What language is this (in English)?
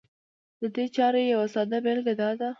Pashto